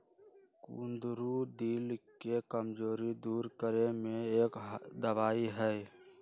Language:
Magahi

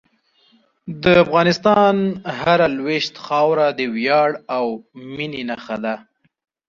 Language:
Pashto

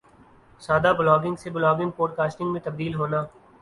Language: Urdu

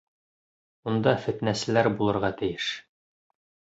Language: Bashkir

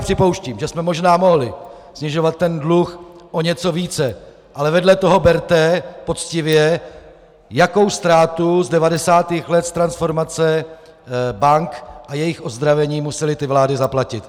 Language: Czech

